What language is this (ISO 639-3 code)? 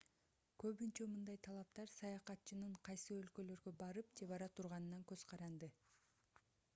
kir